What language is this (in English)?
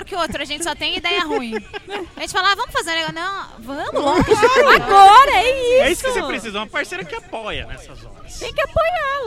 Portuguese